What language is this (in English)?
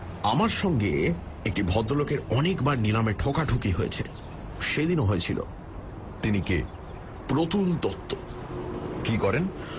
Bangla